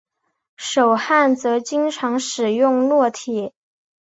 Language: Chinese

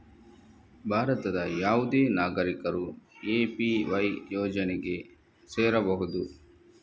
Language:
Kannada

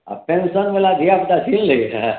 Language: Maithili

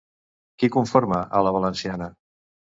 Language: Catalan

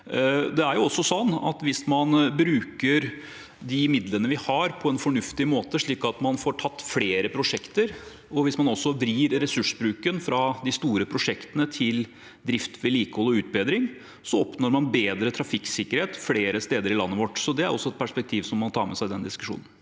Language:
Norwegian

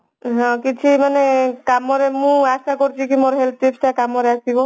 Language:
Odia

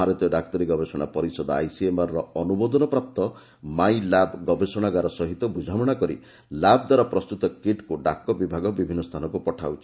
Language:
Odia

